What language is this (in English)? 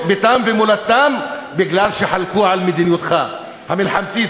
Hebrew